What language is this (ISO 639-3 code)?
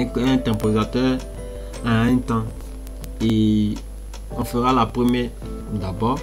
fra